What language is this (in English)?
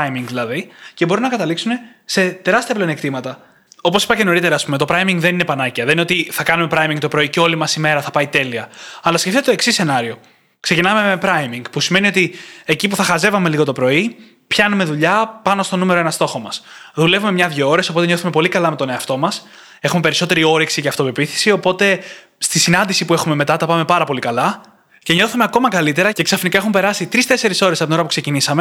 Greek